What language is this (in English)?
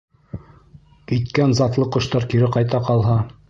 Bashkir